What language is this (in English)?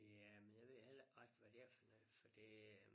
Danish